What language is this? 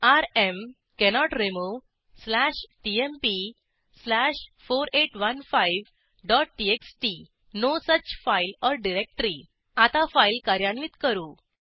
Marathi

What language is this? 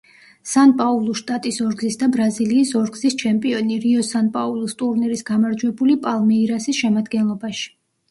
Georgian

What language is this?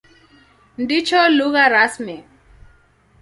Swahili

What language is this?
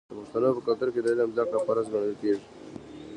Pashto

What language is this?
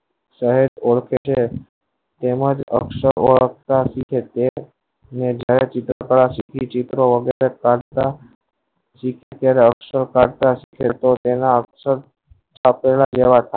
Gujarati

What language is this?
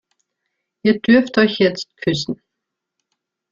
German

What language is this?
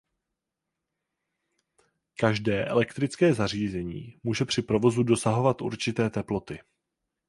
Czech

